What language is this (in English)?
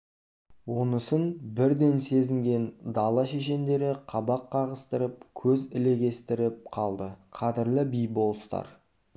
Kazakh